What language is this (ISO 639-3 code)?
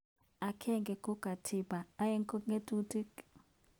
kln